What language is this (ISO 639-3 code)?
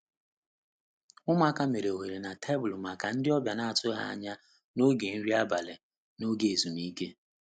ibo